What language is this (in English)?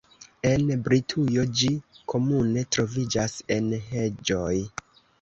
Esperanto